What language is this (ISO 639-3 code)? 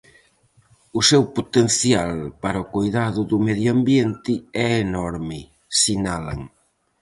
glg